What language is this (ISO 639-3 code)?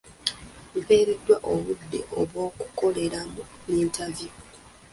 lug